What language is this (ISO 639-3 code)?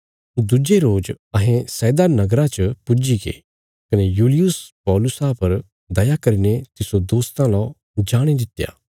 kfs